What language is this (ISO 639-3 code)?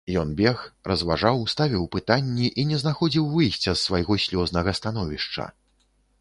bel